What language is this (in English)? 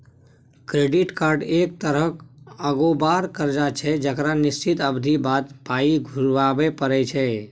Maithili